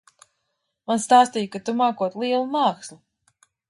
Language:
Latvian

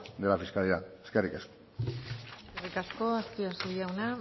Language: Basque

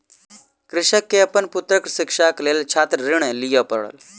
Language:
Maithili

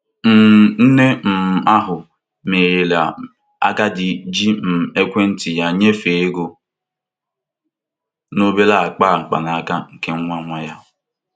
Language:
Igbo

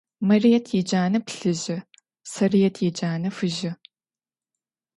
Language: Adyghe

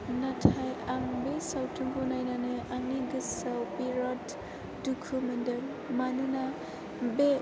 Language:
Bodo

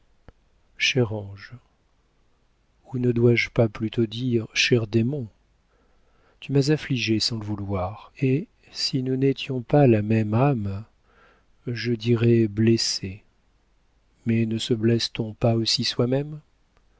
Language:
French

